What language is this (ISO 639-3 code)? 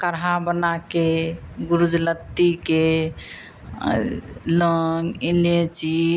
hin